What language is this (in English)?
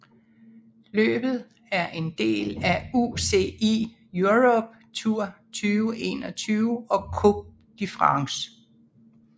Danish